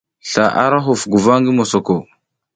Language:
South Giziga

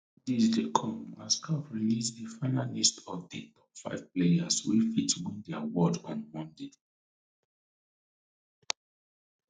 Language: Nigerian Pidgin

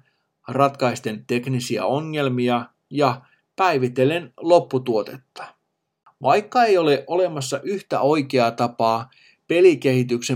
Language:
Finnish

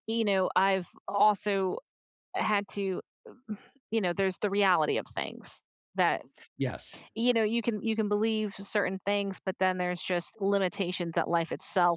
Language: English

